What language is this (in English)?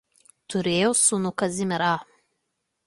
Lithuanian